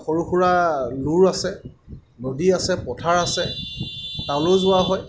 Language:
Assamese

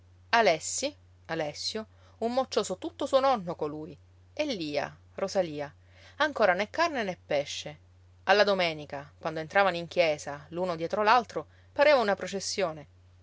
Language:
Italian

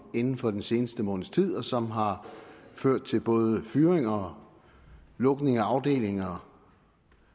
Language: Danish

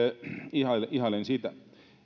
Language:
Finnish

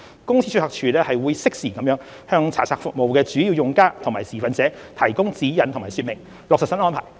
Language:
Cantonese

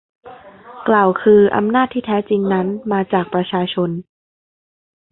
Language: Thai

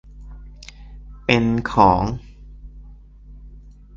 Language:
Thai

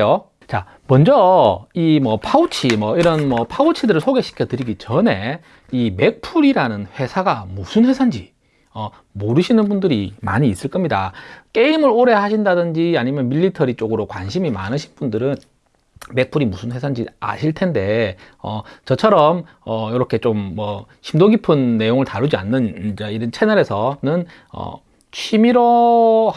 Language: Korean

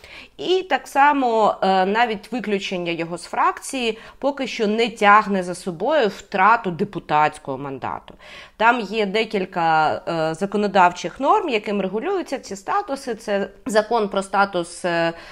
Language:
Ukrainian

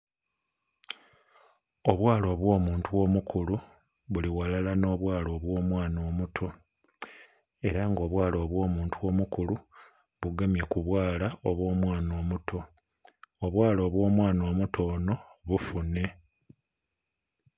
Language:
Soga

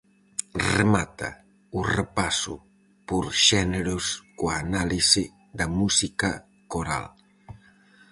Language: Galician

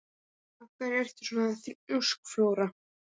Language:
Icelandic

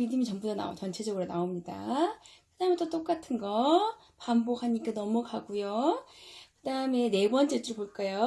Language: Korean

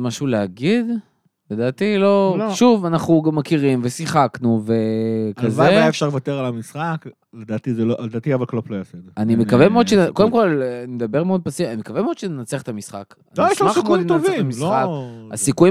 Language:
Hebrew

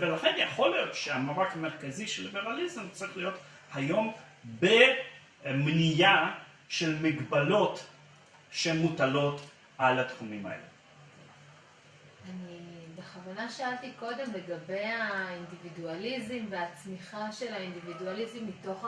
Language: Hebrew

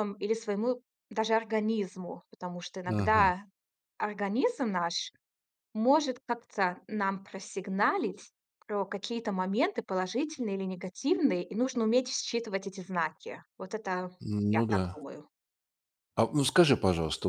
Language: Russian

